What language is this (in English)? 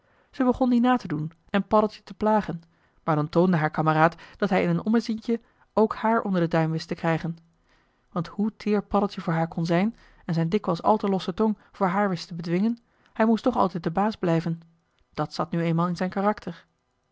Dutch